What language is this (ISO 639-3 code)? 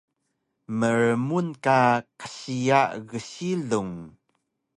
trv